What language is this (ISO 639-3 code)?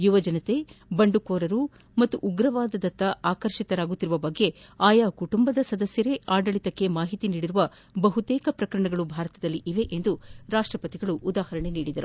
kan